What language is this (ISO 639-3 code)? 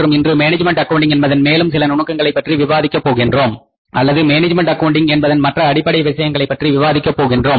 tam